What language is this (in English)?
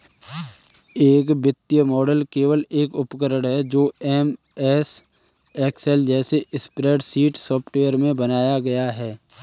Hindi